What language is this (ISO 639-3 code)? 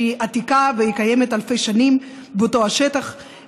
heb